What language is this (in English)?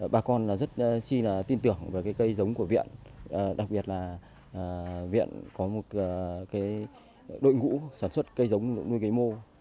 Vietnamese